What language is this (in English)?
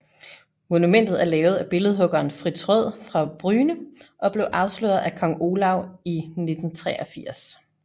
Danish